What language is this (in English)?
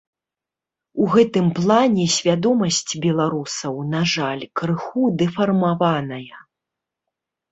Belarusian